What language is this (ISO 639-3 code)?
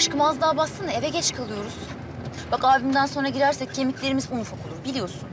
tur